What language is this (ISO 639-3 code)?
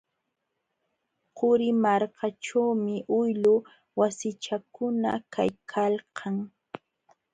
qxw